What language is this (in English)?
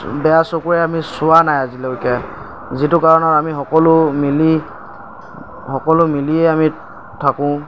Assamese